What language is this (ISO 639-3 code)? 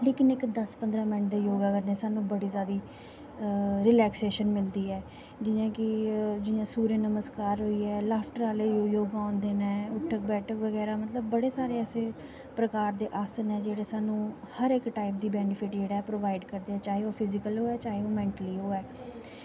doi